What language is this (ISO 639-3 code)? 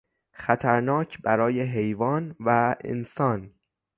fas